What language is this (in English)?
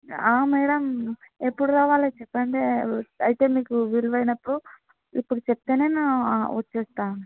Telugu